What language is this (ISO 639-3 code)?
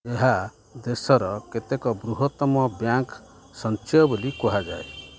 ori